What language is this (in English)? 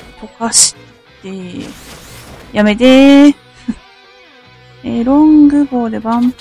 Japanese